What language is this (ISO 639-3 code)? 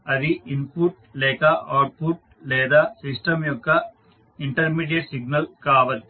tel